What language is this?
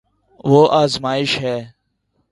Urdu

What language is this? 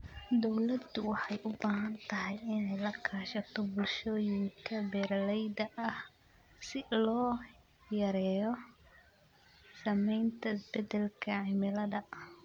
Somali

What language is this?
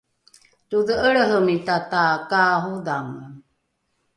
Rukai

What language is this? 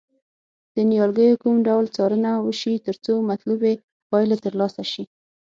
Pashto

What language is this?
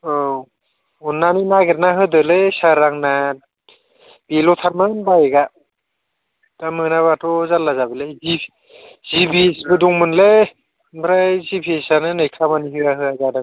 Bodo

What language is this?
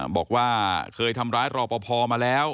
Thai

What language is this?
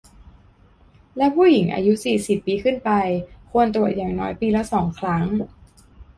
Thai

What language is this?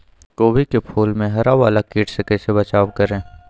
Magahi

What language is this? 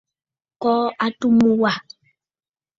Bafut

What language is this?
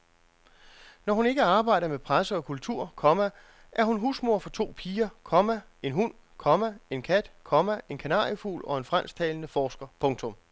Danish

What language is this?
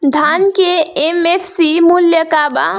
Bhojpuri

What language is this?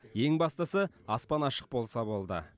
Kazakh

